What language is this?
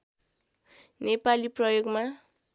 Nepali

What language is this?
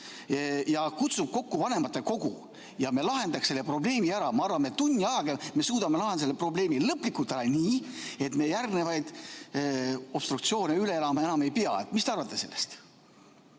Estonian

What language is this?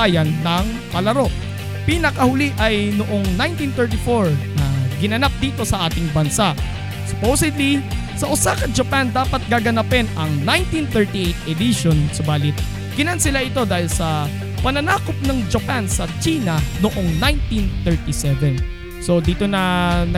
Filipino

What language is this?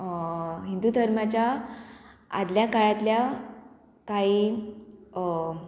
Konkani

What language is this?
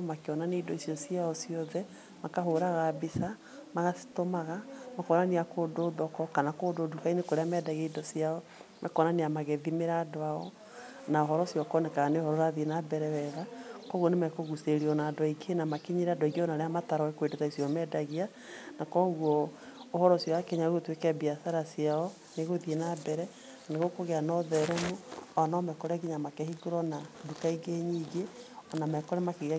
Kikuyu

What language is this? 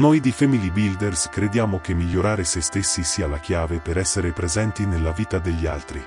Italian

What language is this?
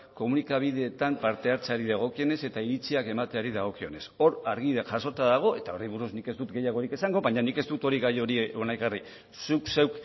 Basque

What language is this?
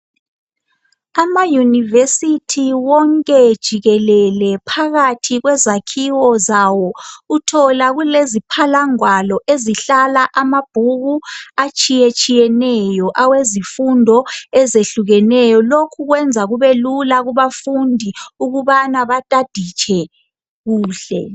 North Ndebele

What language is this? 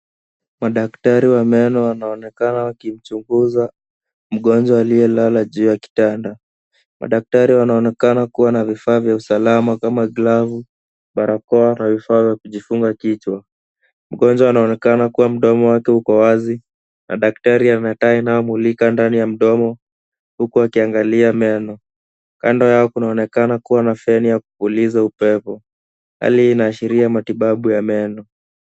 Swahili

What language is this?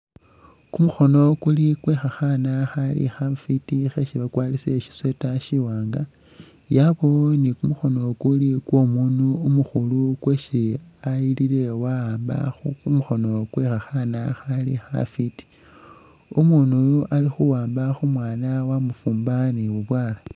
Masaaba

